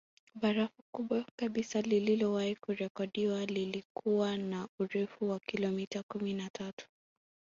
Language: Swahili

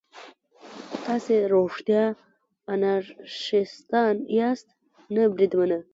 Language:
Pashto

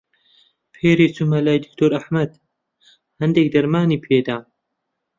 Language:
Central Kurdish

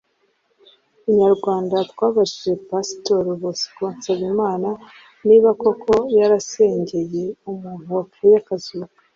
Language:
Kinyarwanda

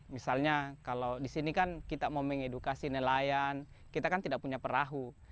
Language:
Indonesian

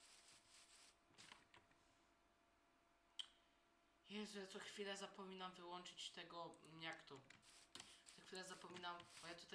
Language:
Polish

